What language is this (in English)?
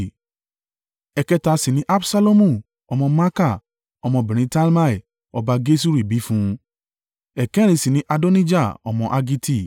Yoruba